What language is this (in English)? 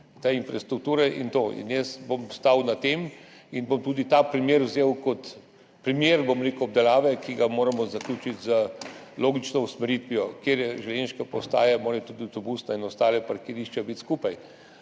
Slovenian